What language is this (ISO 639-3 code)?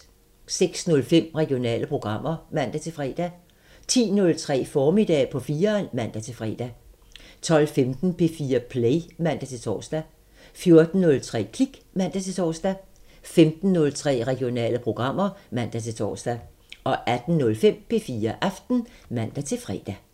dan